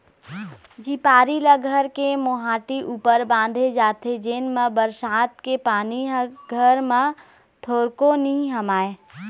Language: Chhattisgarhi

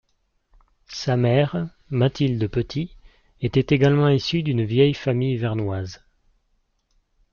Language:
French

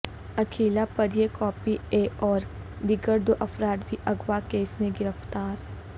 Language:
Urdu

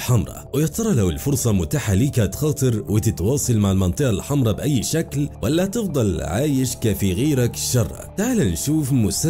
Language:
Arabic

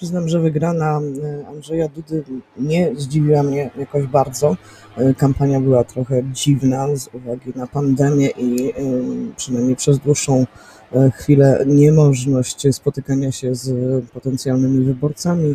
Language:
Polish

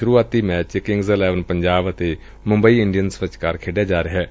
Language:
Punjabi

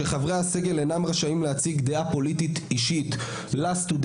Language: Hebrew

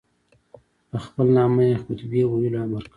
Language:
Pashto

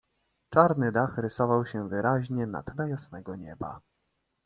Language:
Polish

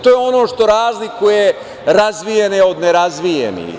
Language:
Serbian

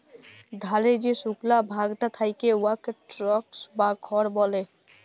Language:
Bangla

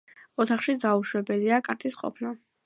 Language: Georgian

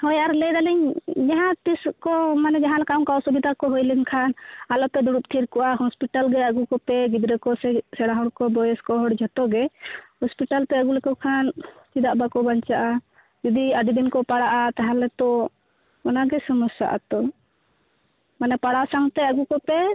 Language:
Santali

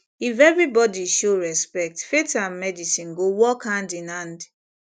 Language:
Nigerian Pidgin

